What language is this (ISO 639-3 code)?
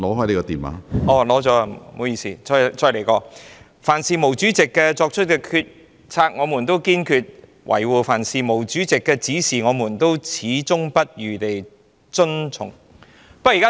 yue